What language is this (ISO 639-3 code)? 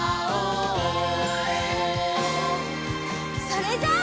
jpn